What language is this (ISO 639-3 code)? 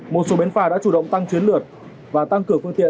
vie